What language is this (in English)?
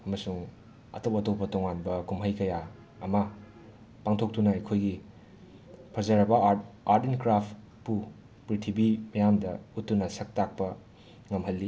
Manipuri